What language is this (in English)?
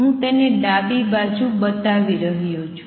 Gujarati